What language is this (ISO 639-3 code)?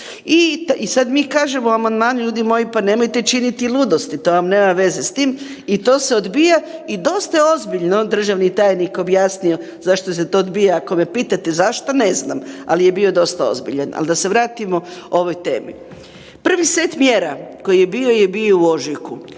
hrv